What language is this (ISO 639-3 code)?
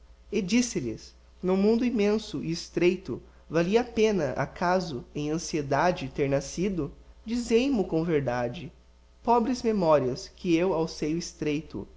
por